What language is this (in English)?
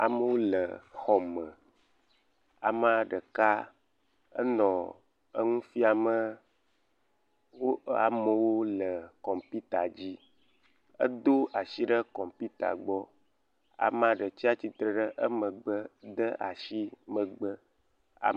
Ewe